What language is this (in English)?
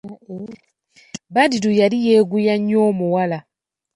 Ganda